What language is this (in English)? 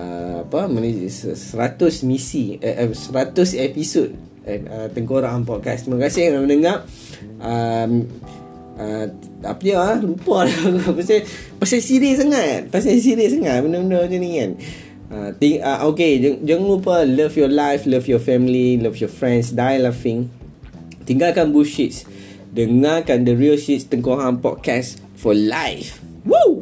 Malay